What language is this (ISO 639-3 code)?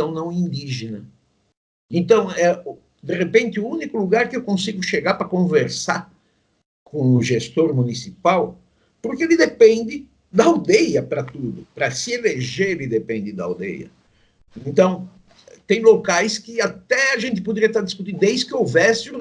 por